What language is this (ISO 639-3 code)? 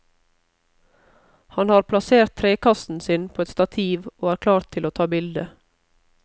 nor